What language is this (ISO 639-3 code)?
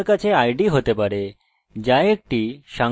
ben